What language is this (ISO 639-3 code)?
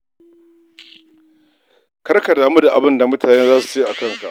hau